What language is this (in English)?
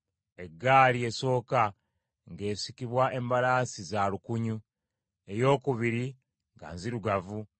Ganda